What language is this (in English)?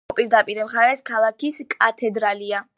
Georgian